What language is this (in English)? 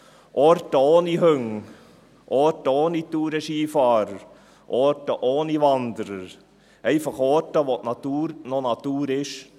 Swiss German